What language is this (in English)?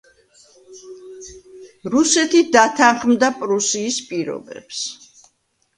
Georgian